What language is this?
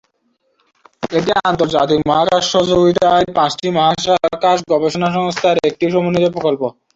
Bangla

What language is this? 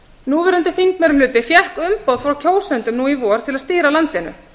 Icelandic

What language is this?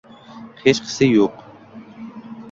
Uzbek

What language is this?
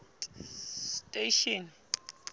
Southern Sotho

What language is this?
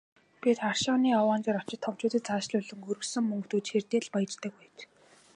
Mongolian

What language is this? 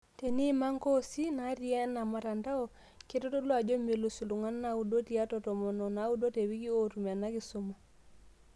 Masai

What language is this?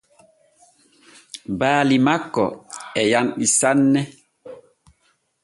Borgu Fulfulde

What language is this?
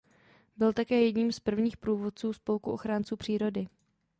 Czech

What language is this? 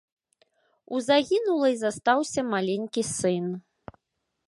Belarusian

